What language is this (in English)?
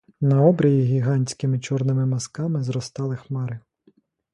Ukrainian